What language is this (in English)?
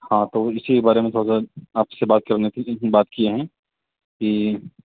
Urdu